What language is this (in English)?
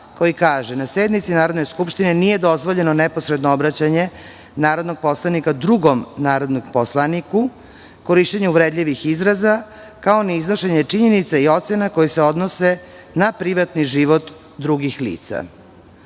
Serbian